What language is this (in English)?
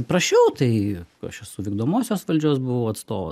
Lithuanian